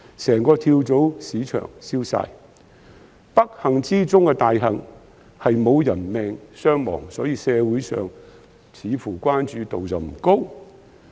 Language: Cantonese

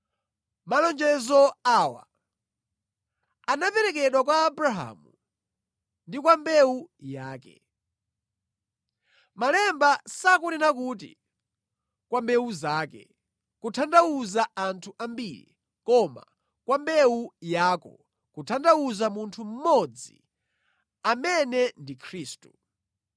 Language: Nyanja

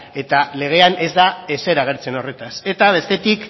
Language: Basque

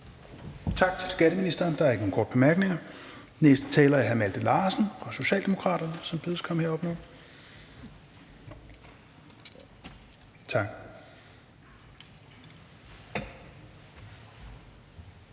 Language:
Danish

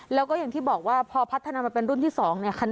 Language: Thai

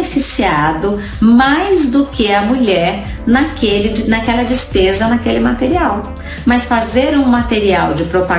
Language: Portuguese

